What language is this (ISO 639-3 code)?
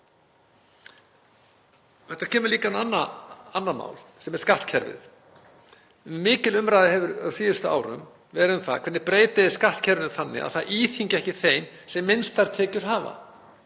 isl